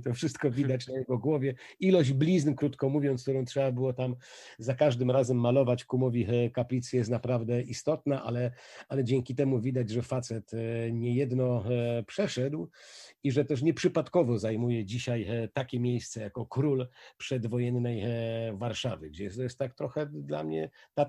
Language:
Polish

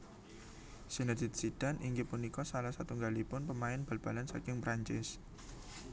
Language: Javanese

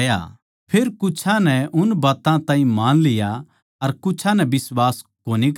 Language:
Haryanvi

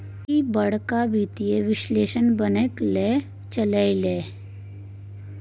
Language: Maithili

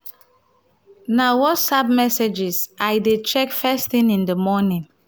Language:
Nigerian Pidgin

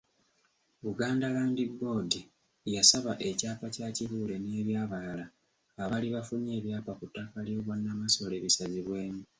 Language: Ganda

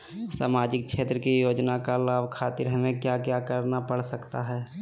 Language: Magahi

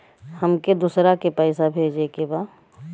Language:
Bhojpuri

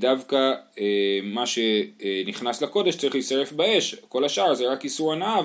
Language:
Hebrew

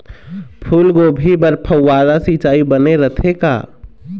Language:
Chhattisgarhi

